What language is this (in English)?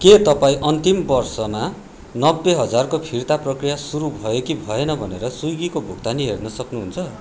Nepali